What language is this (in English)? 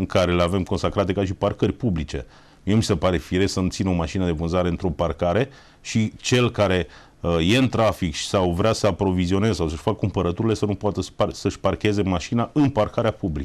Romanian